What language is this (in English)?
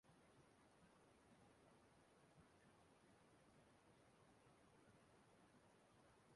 Igbo